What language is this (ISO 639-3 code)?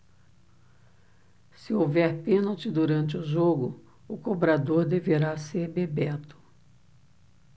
por